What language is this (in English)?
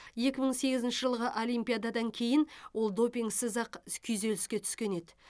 Kazakh